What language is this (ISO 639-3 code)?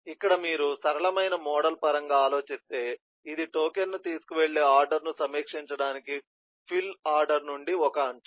tel